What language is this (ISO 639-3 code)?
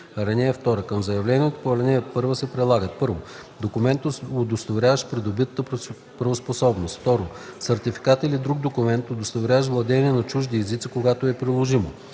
bul